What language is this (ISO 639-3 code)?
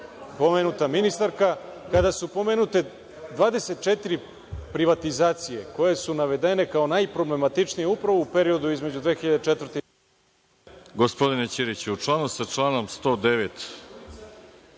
srp